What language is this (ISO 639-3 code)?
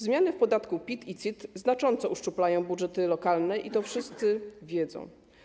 pol